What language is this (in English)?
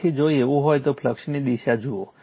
Gujarati